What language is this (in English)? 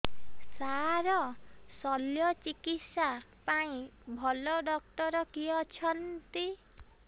Odia